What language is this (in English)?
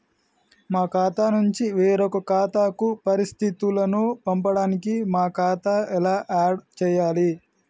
Telugu